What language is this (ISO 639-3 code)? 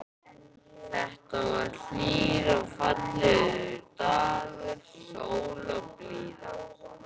isl